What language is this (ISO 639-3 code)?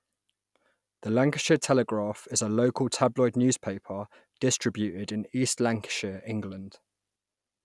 eng